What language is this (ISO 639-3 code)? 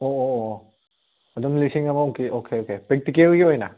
mni